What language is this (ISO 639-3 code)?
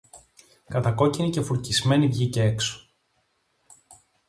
ell